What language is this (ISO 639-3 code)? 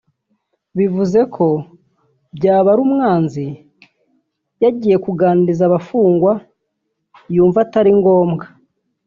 kin